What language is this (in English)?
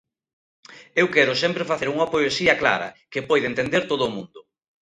Galician